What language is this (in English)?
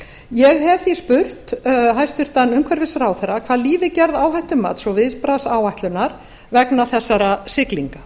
Icelandic